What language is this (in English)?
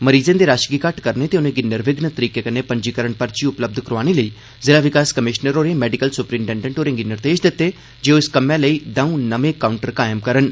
Dogri